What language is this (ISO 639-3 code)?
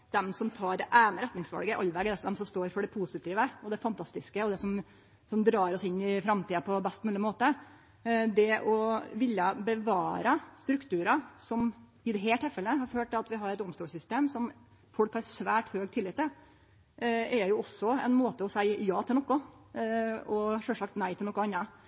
nno